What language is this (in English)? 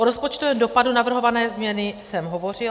Czech